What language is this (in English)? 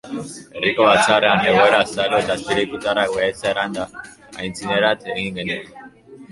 Basque